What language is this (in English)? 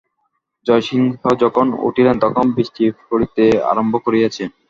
Bangla